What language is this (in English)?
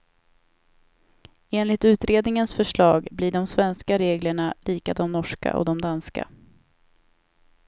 Swedish